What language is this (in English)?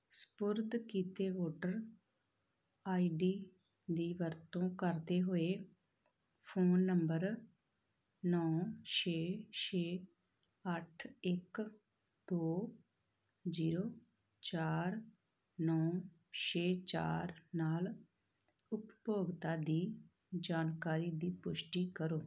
Punjabi